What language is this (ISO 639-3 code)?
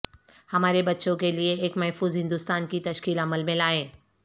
urd